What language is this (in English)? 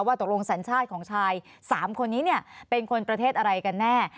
Thai